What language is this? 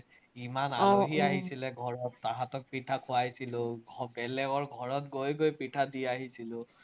Assamese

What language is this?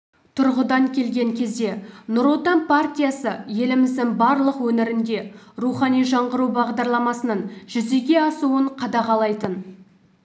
Kazakh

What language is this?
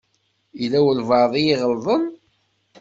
Kabyle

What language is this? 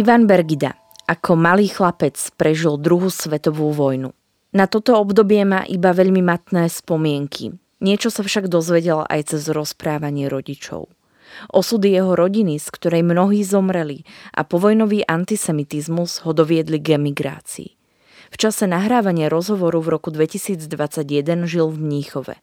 Slovak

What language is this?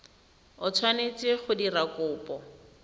Tswana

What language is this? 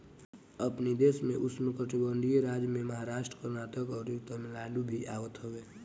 Bhojpuri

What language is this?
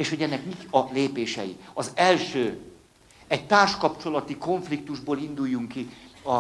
Hungarian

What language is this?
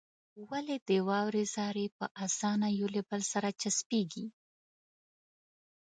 Pashto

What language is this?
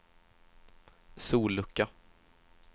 Swedish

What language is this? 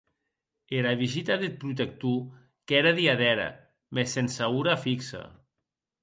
Occitan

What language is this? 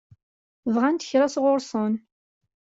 Kabyle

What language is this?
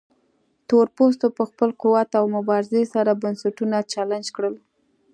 Pashto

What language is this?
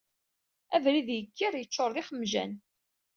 Kabyle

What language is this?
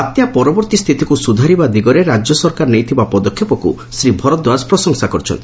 Odia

